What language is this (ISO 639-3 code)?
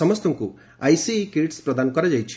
ori